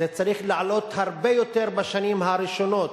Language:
Hebrew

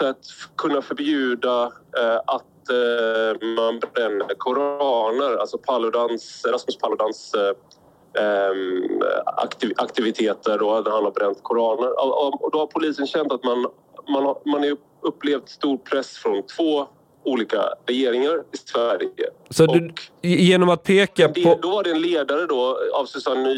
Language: Swedish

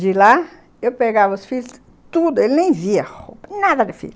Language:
Portuguese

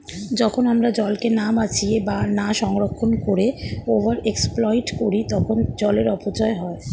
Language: Bangla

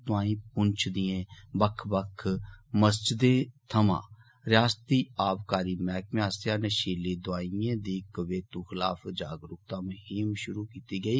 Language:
Dogri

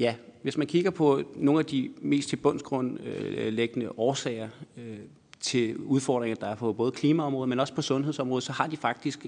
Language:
Danish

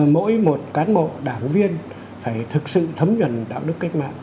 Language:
Vietnamese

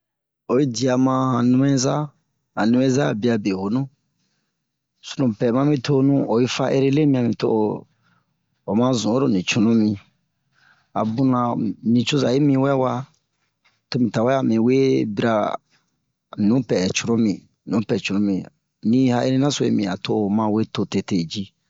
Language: Bomu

